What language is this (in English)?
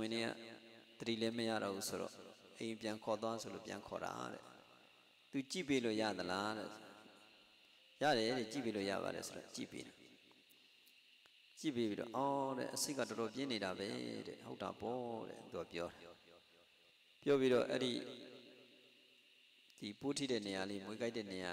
Indonesian